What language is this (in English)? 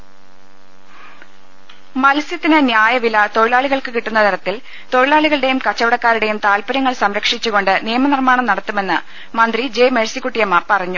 Malayalam